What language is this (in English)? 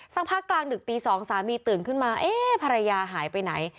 Thai